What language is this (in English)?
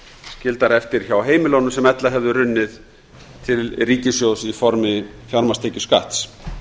Icelandic